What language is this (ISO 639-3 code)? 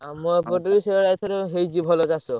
ori